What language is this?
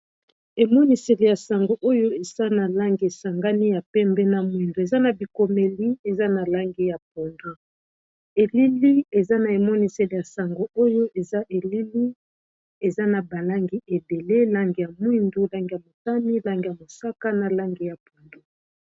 Lingala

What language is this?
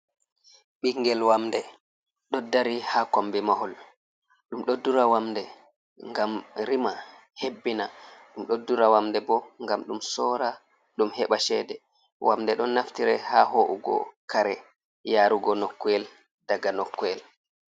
Fula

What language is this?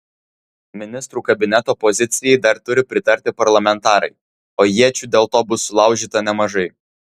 Lithuanian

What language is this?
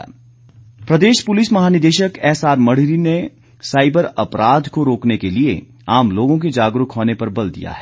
Hindi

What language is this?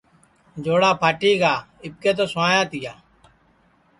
Sansi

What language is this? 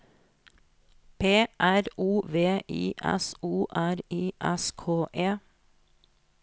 Norwegian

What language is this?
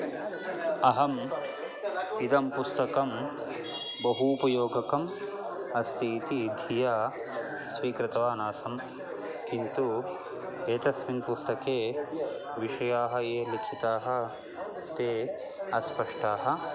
Sanskrit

